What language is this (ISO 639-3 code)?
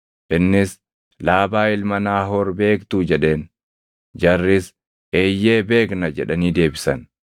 orm